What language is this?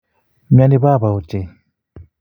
Kalenjin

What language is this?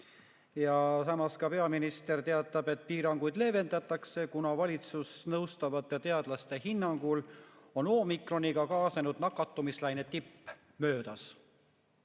Estonian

